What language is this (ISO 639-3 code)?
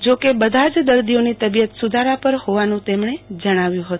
guj